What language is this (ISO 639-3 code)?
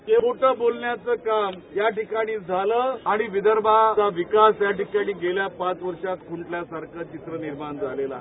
mar